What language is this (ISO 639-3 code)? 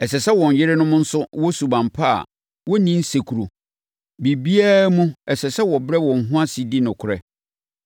aka